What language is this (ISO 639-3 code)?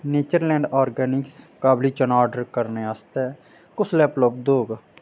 doi